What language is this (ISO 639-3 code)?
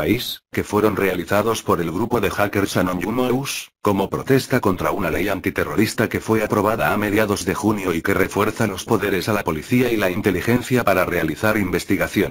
spa